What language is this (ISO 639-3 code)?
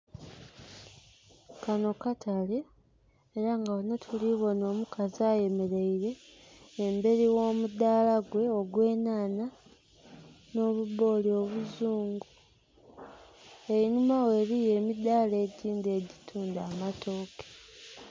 xog